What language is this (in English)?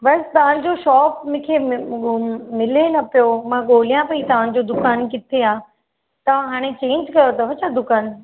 Sindhi